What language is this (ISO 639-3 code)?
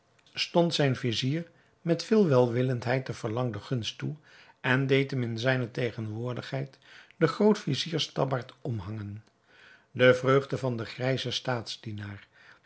nld